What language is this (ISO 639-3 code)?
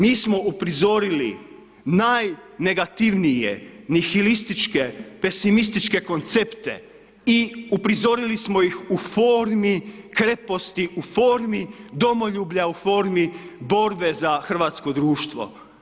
hrv